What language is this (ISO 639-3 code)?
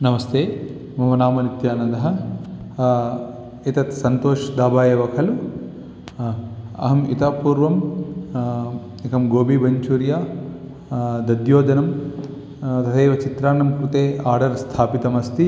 san